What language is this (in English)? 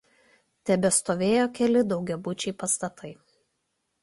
Lithuanian